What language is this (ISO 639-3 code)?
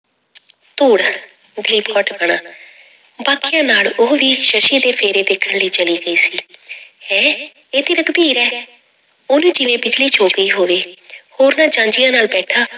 pan